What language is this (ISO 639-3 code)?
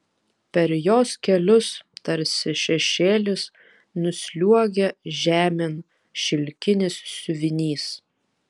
lit